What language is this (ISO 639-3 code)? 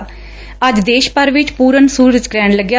pan